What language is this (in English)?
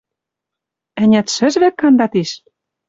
Western Mari